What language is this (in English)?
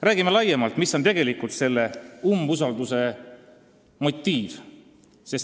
Estonian